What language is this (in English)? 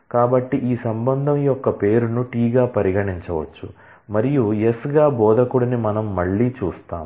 Telugu